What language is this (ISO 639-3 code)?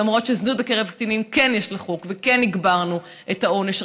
heb